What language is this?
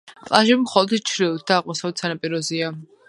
Georgian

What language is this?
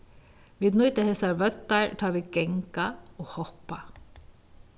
Faroese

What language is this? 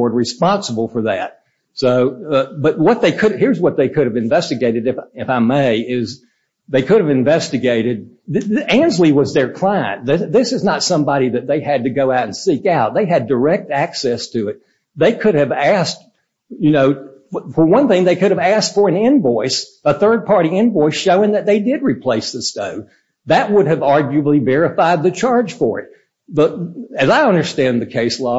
English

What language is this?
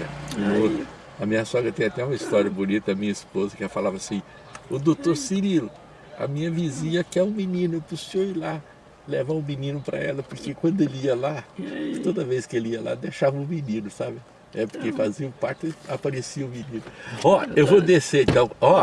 Portuguese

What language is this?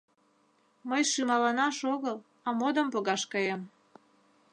Mari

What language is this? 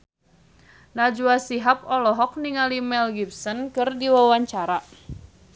Sundanese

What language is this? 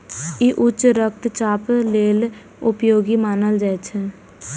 Maithili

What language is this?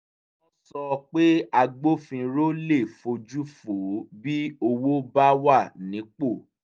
Yoruba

